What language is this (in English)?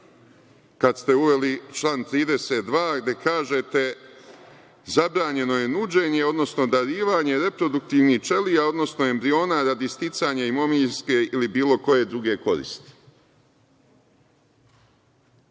Serbian